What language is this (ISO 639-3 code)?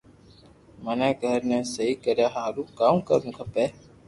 lrk